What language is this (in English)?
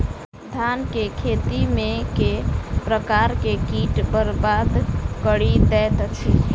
Maithili